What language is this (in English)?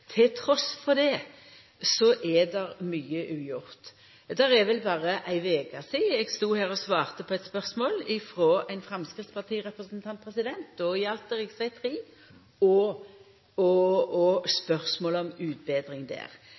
Norwegian Nynorsk